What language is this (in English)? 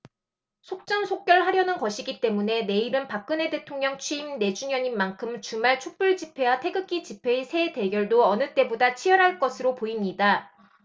Korean